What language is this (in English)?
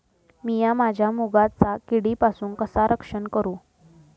Marathi